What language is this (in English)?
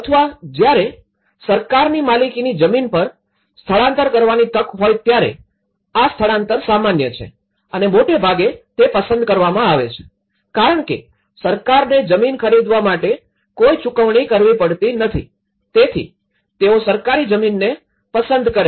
Gujarati